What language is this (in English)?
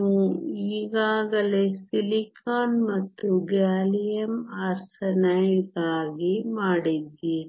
Kannada